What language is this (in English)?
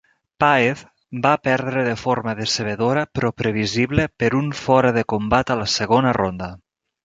Catalan